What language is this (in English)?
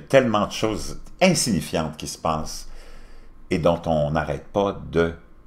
French